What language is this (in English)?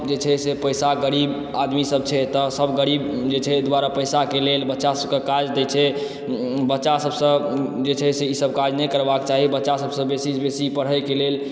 Maithili